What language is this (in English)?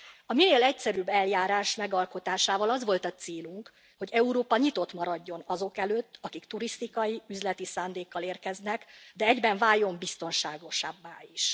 Hungarian